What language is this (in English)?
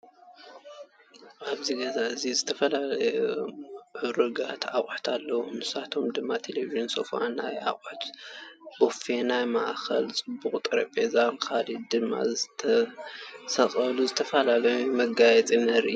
Tigrinya